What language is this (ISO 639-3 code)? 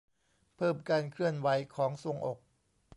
tha